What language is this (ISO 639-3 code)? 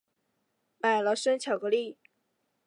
zho